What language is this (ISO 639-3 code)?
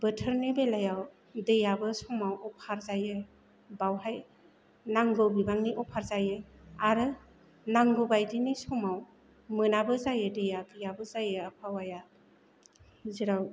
brx